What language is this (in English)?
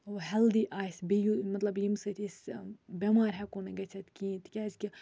Kashmiri